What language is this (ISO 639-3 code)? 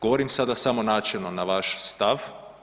hrv